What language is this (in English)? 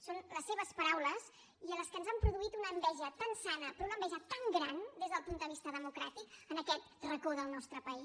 Catalan